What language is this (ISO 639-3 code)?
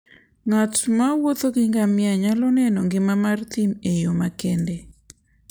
luo